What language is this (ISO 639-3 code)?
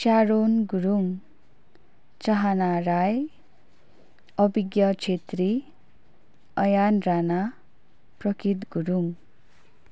nep